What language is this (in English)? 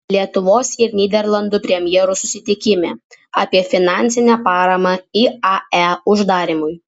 Lithuanian